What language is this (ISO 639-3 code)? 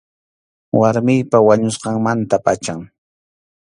qxu